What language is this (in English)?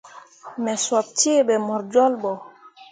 Mundang